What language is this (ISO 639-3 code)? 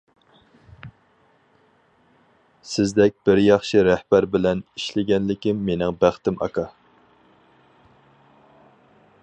uig